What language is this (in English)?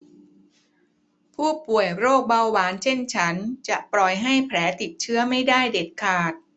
Thai